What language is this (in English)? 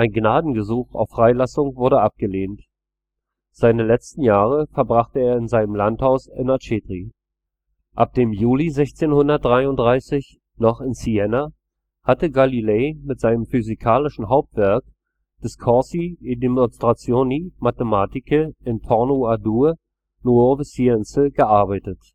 German